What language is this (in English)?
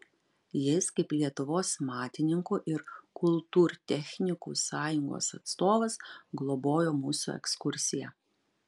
Lithuanian